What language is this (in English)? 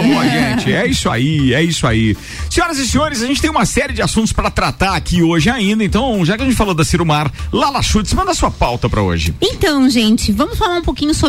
Portuguese